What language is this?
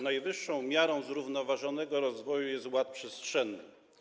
Polish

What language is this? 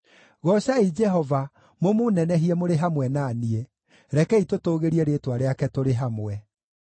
Kikuyu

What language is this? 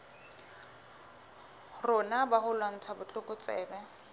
Southern Sotho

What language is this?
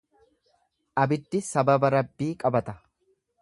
Oromo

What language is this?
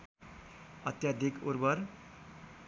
Nepali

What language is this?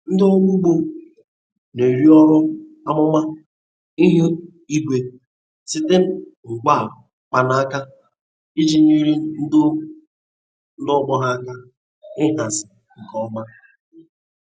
Igbo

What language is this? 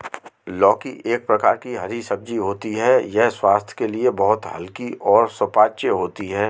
Hindi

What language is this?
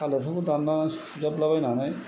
Bodo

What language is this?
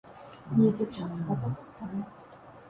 Belarusian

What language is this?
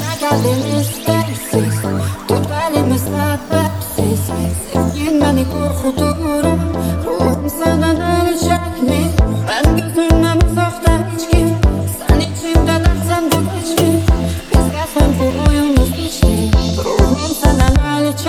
Turkish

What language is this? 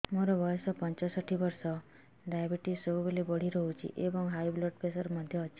Odia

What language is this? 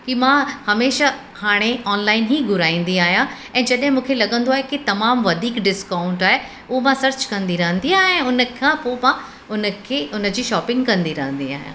Sindhi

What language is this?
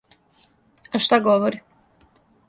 Serbian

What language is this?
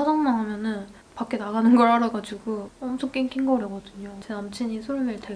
Korean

